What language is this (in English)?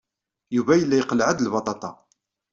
Kabyle